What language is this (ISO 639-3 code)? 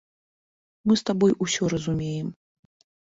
bel